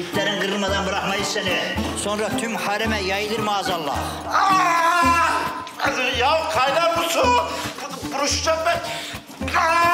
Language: Turkish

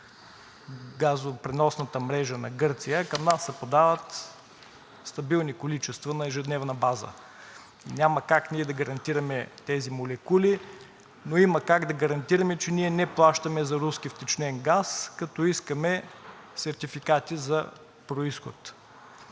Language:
Bulgarian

